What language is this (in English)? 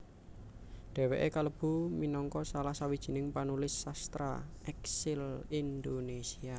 Javanese